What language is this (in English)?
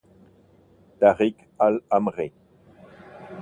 Italian